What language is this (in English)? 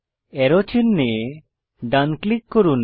Bangla